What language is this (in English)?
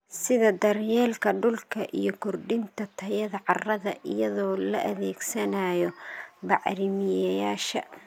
Somali